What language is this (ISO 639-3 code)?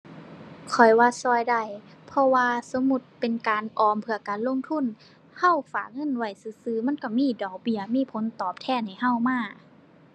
tha